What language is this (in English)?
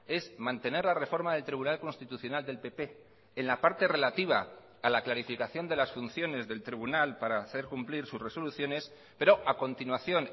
Spanish